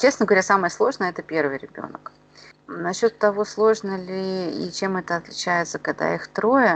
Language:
Russian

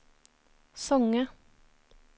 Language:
Norwegian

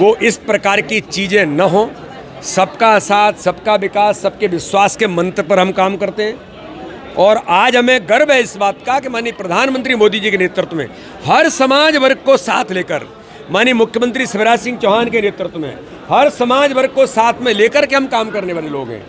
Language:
Hindi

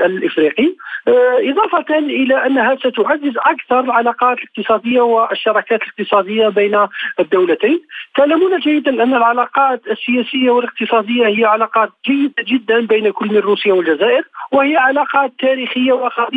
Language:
Arabic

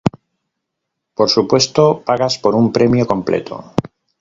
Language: Spanish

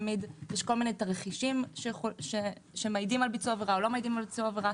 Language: Hebrew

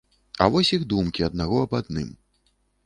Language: Belarusian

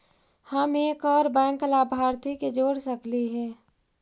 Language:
Magahi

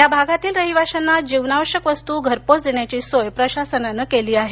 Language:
Marathi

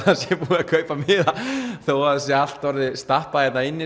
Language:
Icelandic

